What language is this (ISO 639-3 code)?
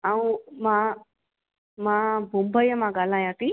snd